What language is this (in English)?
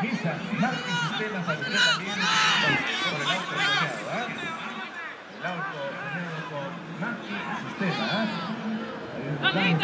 Spanish